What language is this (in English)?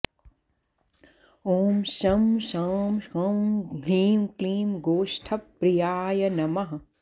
Sanskrit